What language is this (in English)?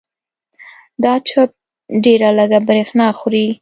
Pashto